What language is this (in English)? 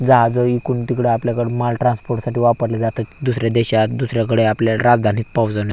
Marathi